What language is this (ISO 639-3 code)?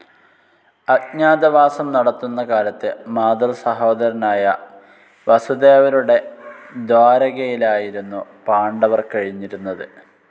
mal